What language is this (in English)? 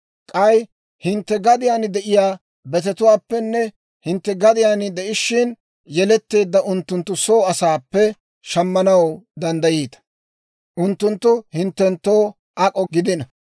Dawro